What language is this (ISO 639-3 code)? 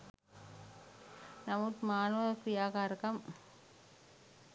sin